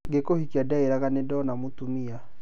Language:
Kikuyu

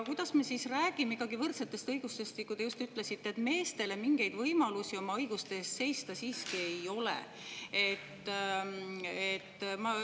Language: Estonian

